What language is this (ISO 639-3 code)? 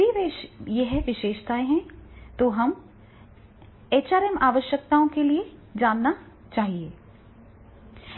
hin